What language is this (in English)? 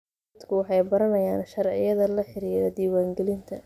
Somali